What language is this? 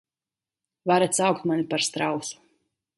Latvian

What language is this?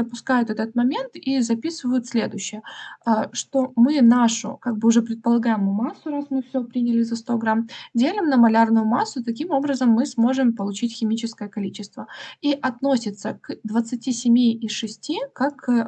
Russian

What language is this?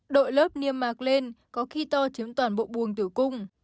Vietnamese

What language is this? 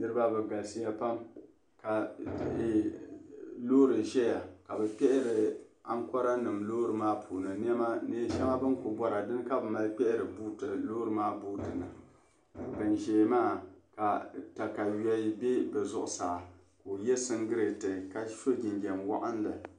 Dagbani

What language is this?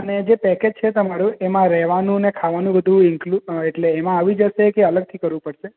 Gujarati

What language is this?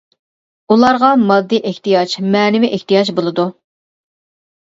Uyghur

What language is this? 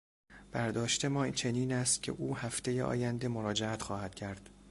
Persian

